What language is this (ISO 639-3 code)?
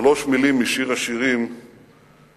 heb